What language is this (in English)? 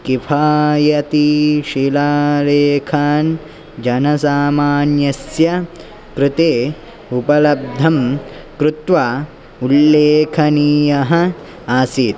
Sanskrit